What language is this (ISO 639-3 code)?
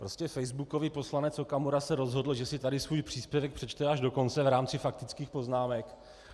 ces